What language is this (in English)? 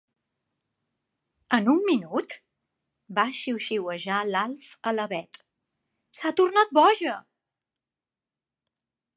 Catalan